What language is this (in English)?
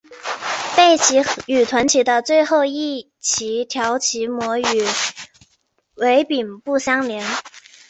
Chinese